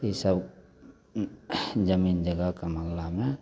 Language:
Maithili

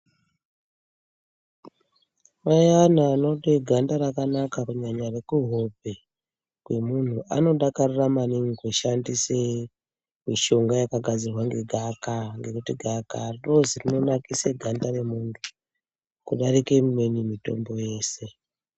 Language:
Ndau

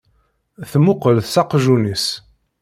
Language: Kabyle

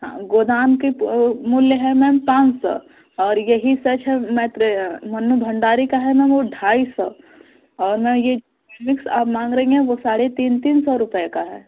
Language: Hindi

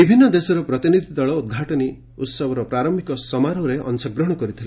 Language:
Odia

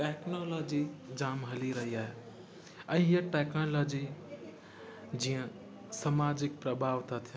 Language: Sindhi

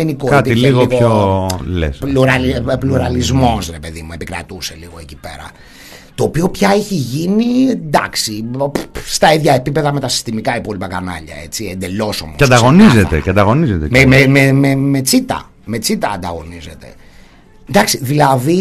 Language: Greek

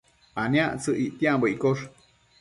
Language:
Matsés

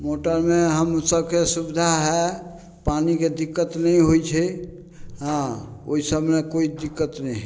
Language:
Maithili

